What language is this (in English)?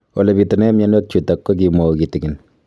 Kalenjin